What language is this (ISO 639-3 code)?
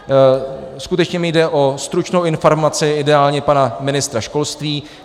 ces